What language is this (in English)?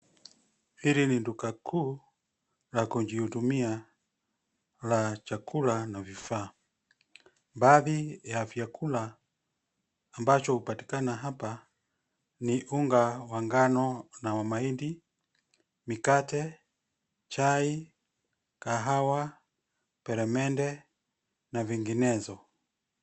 Swahili